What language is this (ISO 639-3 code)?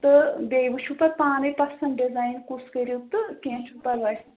kas